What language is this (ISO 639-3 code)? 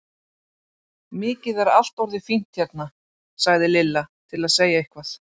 isl